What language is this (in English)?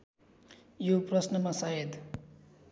Nepali